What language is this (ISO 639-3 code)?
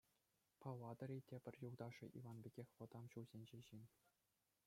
chv